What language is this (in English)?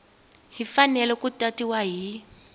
Tsonga